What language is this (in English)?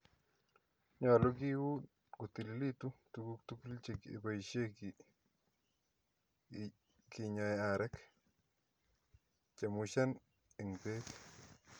Kalenjin